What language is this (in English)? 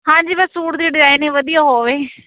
Punjabi